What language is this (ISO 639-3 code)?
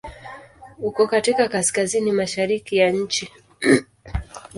swa